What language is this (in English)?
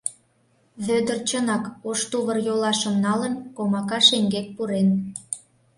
Mari